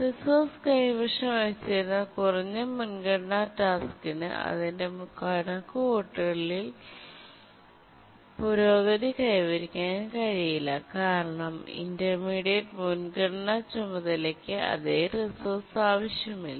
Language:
Malayalam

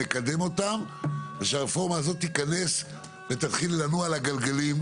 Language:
Hebrew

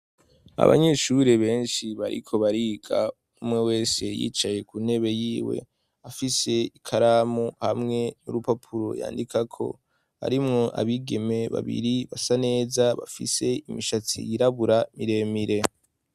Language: Rundi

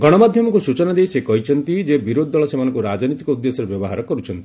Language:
Odia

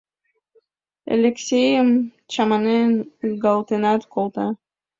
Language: Mari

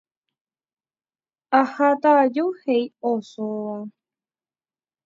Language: Guarani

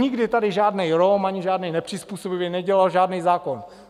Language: Czech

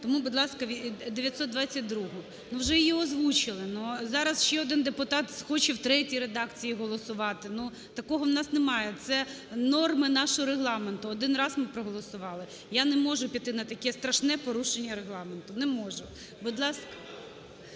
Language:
Ukrainian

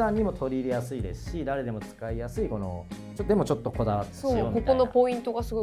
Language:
Japanese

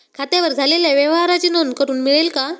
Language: Marathi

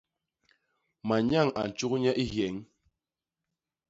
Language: Basaa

